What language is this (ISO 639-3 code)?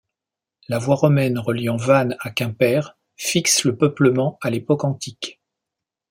fra